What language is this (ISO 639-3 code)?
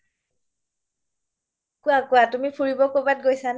asm